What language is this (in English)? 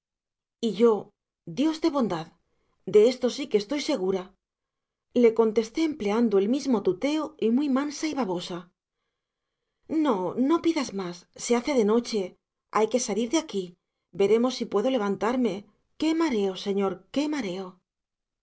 Spanish